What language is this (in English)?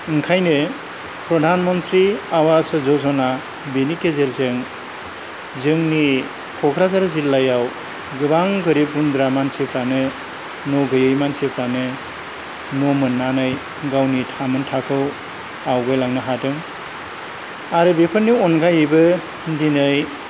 Bodo